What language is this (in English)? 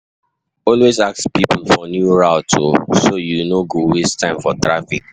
Nigerian Pidgin